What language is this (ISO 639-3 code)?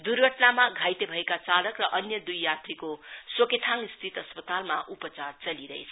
nep